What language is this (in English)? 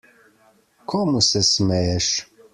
Slovenian